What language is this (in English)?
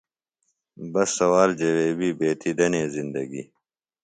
Phalura